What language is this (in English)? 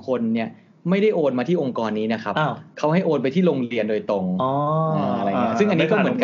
Thai